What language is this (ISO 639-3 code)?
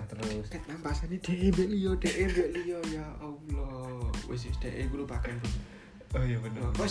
ind